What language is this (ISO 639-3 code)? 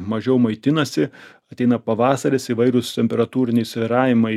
lit